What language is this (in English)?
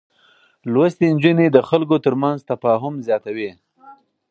Pashto